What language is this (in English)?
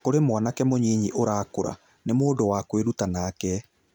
Kikuyu